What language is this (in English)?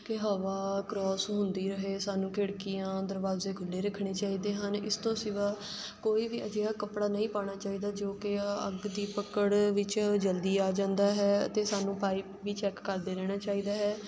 Punjabi